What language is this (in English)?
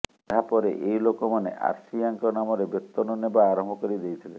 Odia